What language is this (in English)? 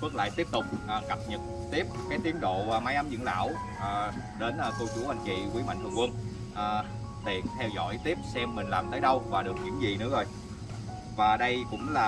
Vietnamese